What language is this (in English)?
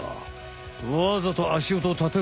Japanese